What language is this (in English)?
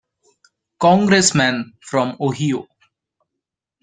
English